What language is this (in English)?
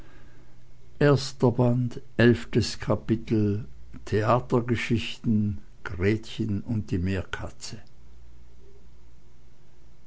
German